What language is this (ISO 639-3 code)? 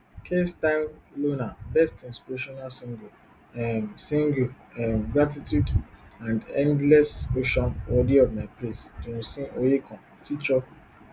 pcm